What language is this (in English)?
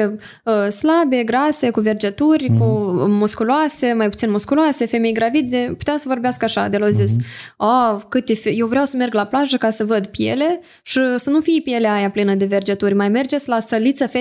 Romanian